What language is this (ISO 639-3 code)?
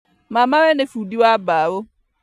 kik